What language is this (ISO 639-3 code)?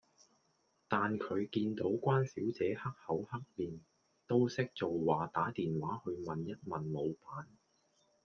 yue